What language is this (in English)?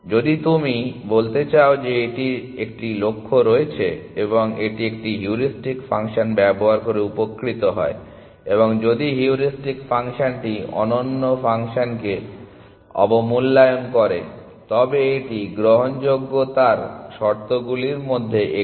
Bangla